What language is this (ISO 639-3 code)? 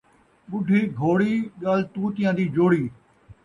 skr